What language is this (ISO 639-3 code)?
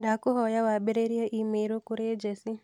kik